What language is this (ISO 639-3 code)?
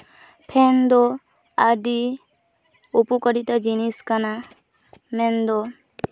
sat